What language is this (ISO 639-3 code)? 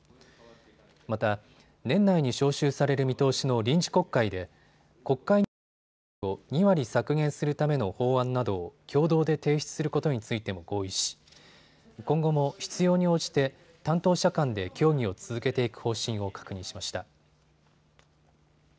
jpn